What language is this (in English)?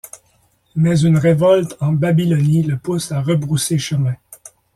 French